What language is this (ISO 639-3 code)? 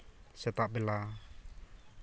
sat